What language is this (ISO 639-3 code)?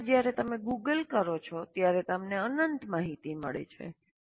guj